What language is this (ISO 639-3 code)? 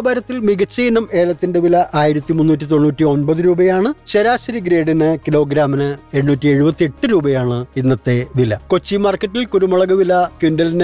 mal